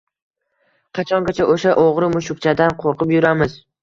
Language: Uzbek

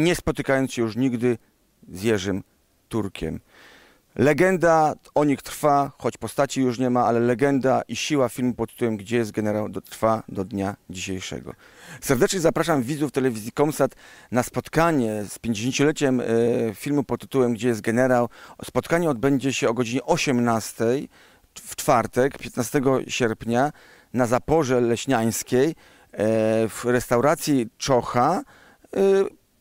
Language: Polish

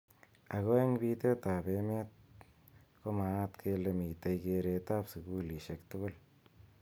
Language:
Kalenjin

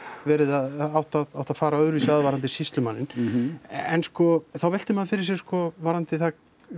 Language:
Icelandic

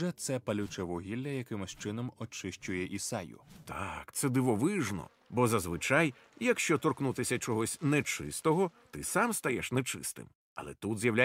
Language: Ukrainian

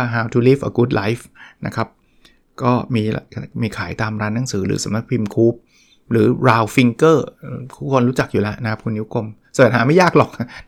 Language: Thai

